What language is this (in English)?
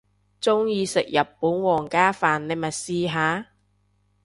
Cantonese